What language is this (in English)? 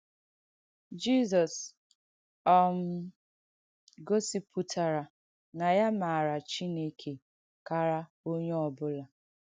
Igbo